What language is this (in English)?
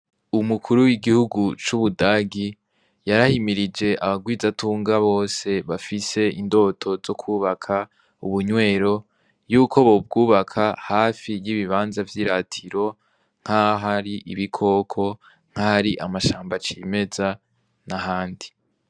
Rundi